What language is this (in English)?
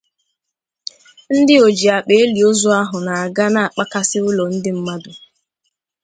Igbo